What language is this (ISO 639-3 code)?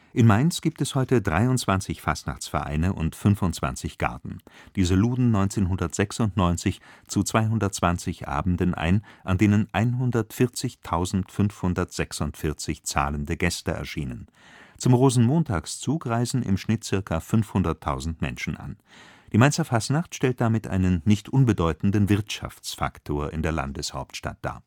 deu